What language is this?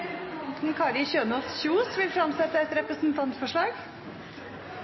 Norwegian Nynorsk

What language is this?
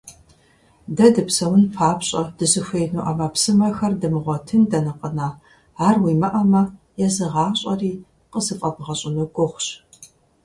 Kabardian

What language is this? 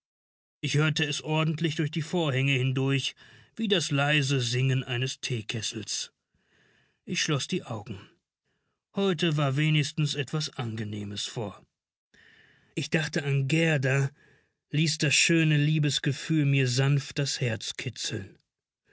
German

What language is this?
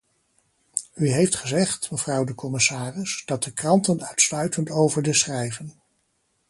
Dutch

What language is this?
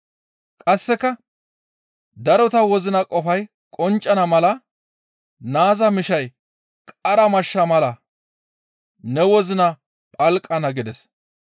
Gamo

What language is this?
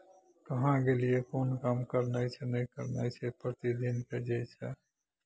Maithili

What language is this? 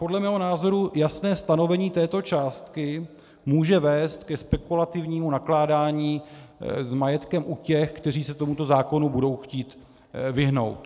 Czech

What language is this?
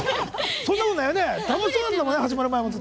Japanese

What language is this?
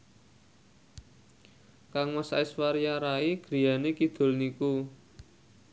Javanese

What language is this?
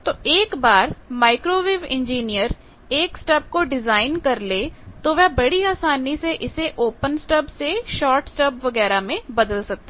Hindi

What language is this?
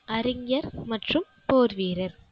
Tamil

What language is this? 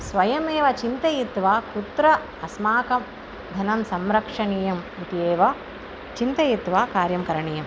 Sanskrit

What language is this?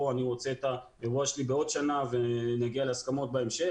Hebrew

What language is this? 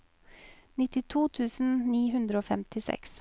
Norwegian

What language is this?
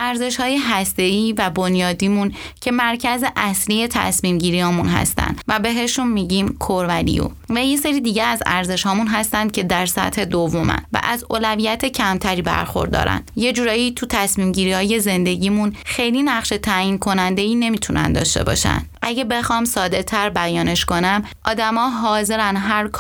Persian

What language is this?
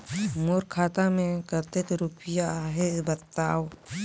Chhattisgarhi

